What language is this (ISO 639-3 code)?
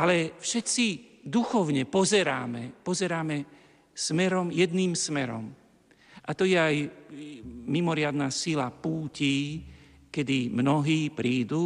slk